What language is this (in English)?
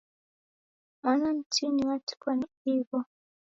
Taita